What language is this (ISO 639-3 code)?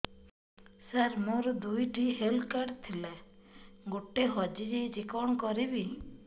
ori